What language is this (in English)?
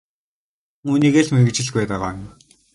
Mongolian